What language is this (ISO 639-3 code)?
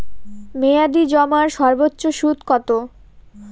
ben